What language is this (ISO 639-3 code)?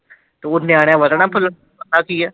pan